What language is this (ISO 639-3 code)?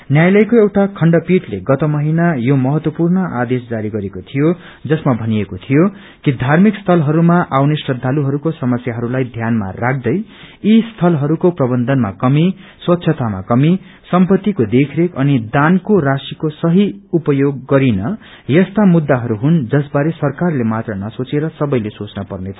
nep